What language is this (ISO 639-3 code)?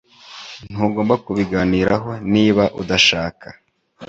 kin